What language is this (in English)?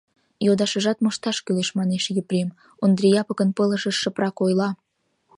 Mari